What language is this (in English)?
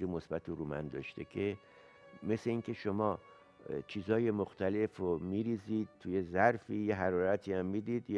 Persian